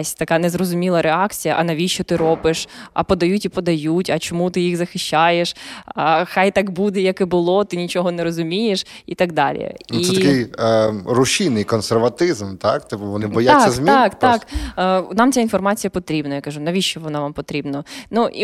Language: Ukrainian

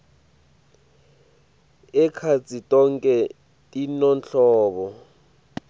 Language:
Swati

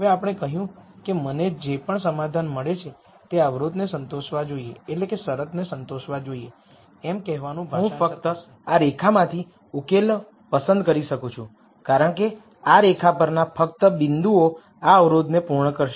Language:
Gujarati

